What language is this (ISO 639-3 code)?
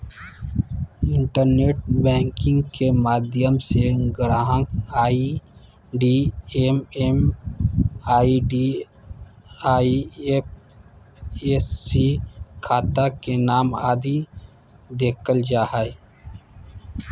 mag